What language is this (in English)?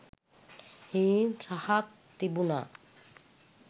Sinhala